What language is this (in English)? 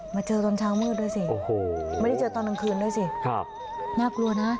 Thai